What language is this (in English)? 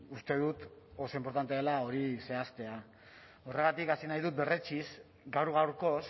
Basque